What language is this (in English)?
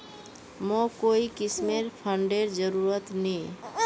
Magahi